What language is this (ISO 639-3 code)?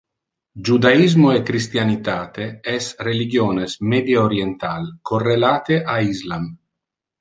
ina